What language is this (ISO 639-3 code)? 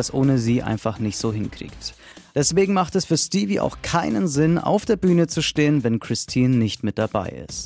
deu